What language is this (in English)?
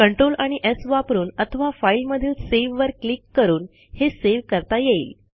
Marathi